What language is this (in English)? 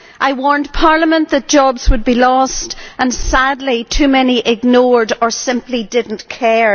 English